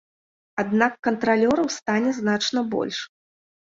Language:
Belarusian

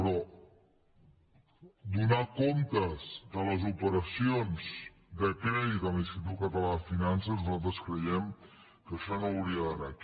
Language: Catalan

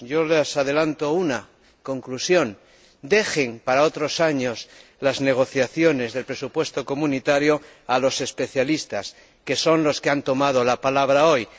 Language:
Spanish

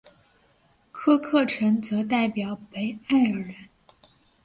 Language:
Chinese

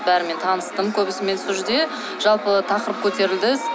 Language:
Kazakh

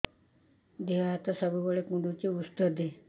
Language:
Odia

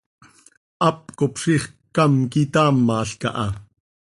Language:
Seri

